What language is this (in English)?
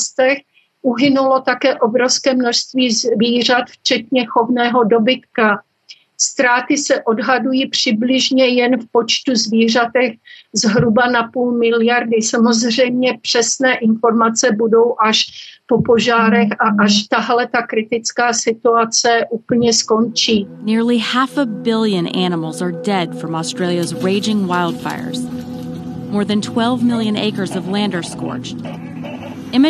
Czech